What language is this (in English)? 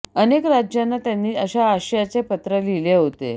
Marathi